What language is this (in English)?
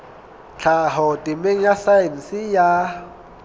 Southern Sotho